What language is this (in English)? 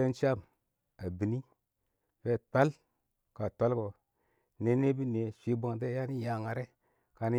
Awak